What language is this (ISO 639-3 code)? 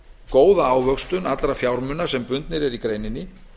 isl